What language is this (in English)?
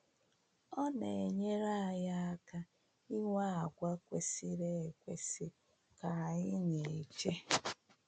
Igbo